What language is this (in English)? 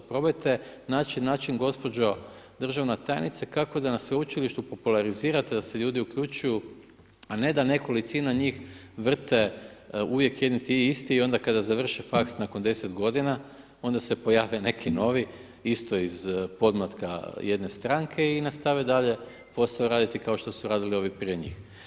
Croatian